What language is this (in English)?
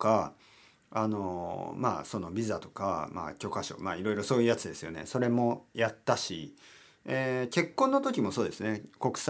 Japanese